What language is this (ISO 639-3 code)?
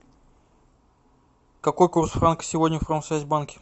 rus